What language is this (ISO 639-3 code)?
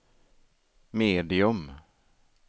swe